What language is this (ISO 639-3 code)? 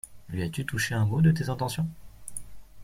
fra